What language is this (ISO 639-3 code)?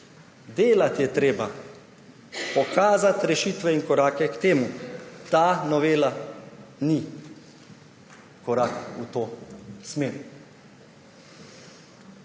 slv